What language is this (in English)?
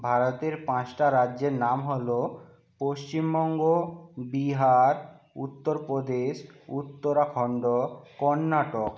Bangla